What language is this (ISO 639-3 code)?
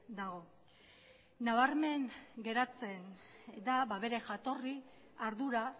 eus